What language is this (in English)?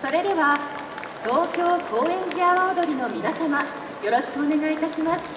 Japanese